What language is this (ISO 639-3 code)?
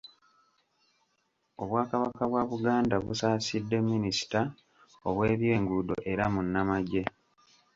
lug